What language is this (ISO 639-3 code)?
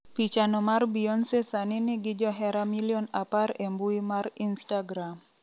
luo